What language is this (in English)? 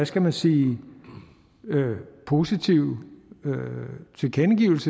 Danish